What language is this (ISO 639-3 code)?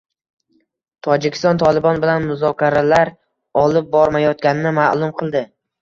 uzb